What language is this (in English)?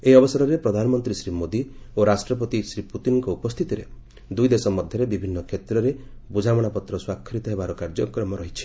Odia